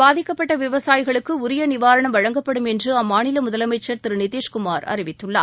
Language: Tamil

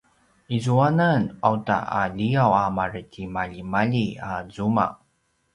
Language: Paiwan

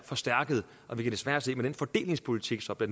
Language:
Danish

